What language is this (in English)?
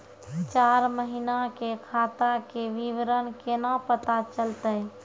Maithili